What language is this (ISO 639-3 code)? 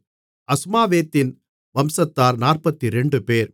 tam